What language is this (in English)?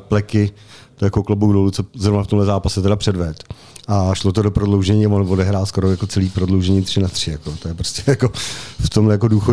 Czech